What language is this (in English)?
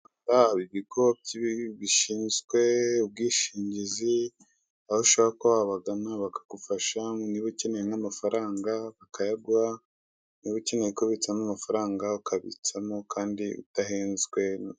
Kinyarwanda